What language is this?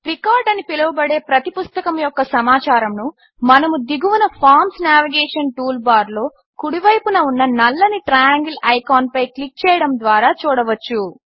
Telugu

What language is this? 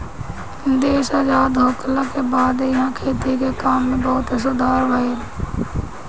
Bhojpuri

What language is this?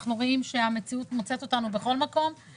Hebrew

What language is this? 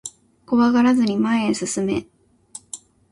Japanese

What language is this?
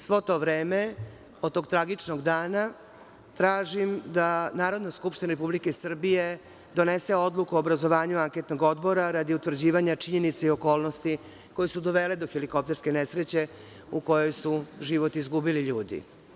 Serbian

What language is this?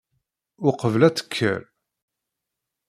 Kabyle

